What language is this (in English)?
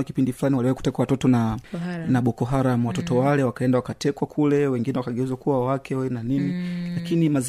Swahili